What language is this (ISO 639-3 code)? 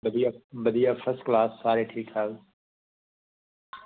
doi